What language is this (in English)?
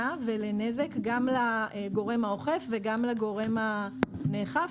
Hebrew